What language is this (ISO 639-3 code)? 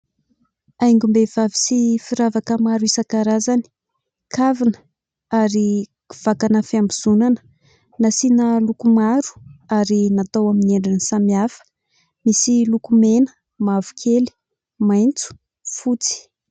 mlg